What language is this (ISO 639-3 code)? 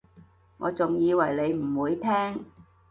yue